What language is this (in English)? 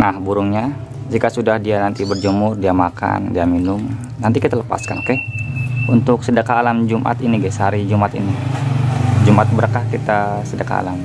Indonesian